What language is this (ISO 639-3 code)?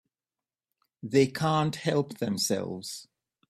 eng